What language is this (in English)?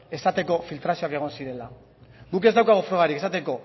Basque